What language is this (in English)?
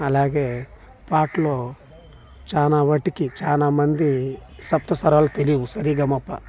Telugu